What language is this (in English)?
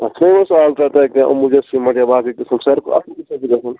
Kashmiri